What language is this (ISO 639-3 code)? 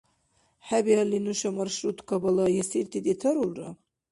dar